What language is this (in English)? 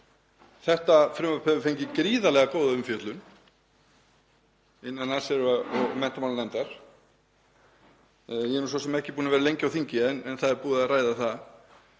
Icelandic